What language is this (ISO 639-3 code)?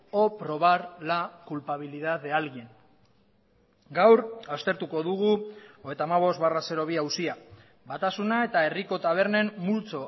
eus